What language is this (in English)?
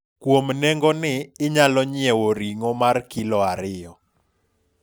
Luo (Kenya and Tanzania)